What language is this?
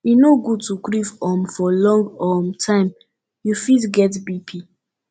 Nigerian Pidgin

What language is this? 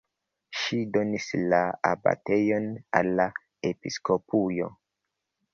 Esperanto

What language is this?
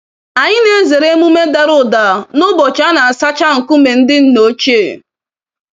Igbo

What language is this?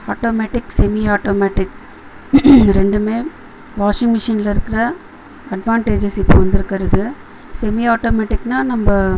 Tamil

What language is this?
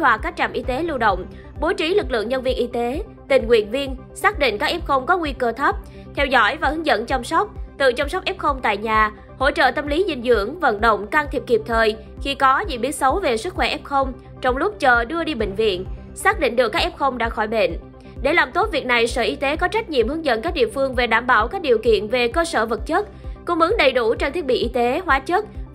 Vietnamese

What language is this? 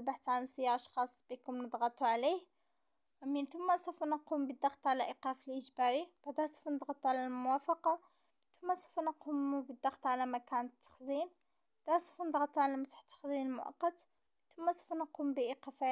Arabic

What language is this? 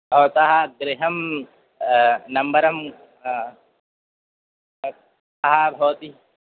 Sanskrit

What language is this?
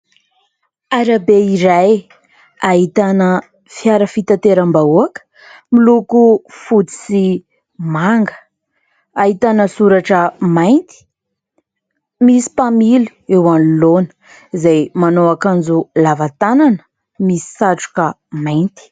Malagasy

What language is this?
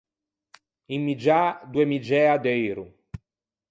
Ligurian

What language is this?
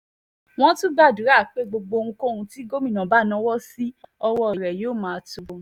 Yoruba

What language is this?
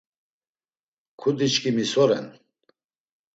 Laz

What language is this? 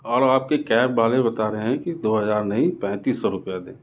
Urdu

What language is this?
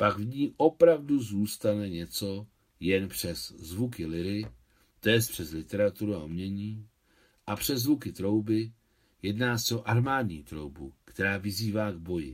Czech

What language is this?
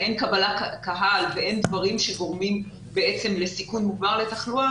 Hebrew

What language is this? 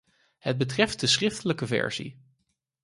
Dutch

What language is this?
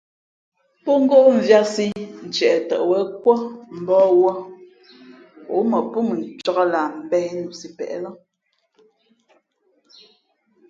Fe'fe'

